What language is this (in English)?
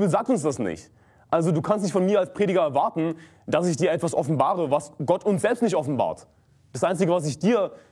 German